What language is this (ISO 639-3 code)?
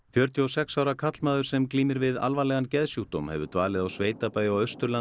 isl